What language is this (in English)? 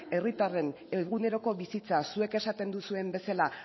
Basque